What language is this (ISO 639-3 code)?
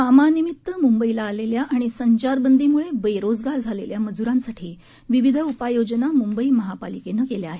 mar